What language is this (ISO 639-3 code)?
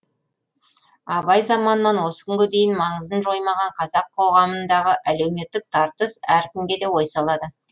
kaz